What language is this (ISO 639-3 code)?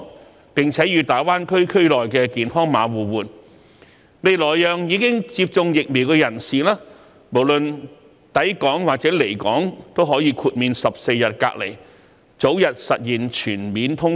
yue